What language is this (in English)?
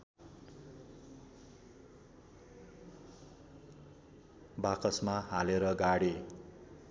Nepali